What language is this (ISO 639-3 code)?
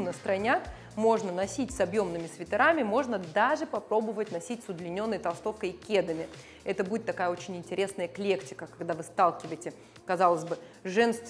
rus